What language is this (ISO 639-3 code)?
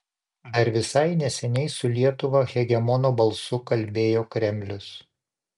lit